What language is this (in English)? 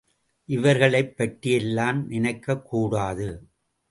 Tamil